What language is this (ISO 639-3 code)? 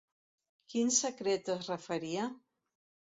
cat